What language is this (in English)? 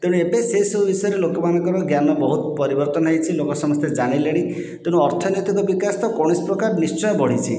Odia